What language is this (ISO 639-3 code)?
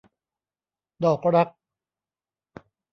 tha